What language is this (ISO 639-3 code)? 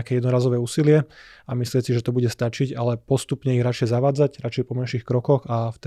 slk